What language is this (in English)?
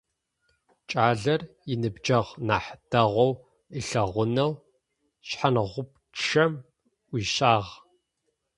Adyghe